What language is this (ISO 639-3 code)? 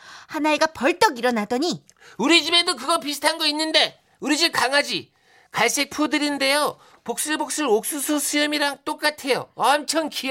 kor